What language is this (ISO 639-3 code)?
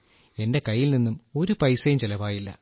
mal